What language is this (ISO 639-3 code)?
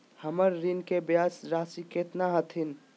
mag